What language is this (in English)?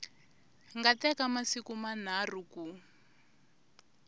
Tsonga